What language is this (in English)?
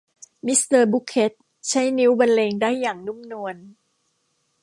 Thai